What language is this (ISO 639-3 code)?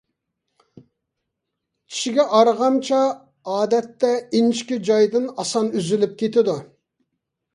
uig